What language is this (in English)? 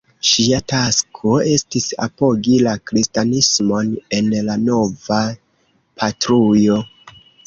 Esperanto